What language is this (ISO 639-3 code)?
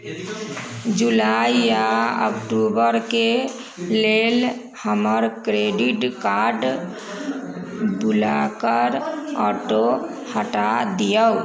mai